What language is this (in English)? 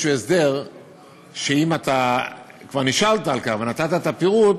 Hebrew